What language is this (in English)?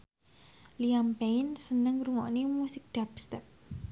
Javanese